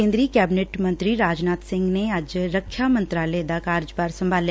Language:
Punjabi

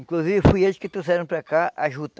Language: Portuguese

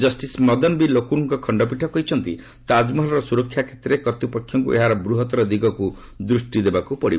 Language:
Odia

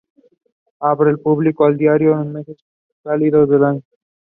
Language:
English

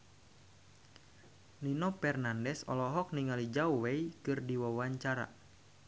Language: Sundanese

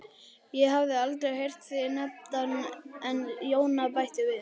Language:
Icelandic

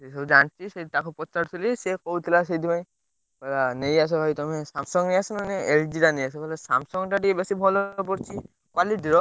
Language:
Odia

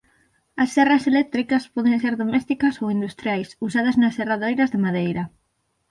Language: Galician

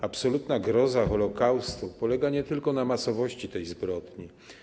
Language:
Polish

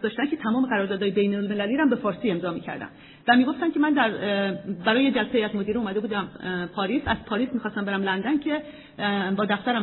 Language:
Persian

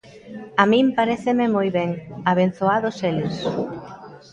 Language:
Galician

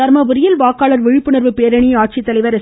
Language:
Tamil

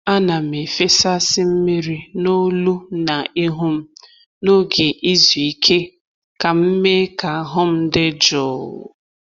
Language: Igbo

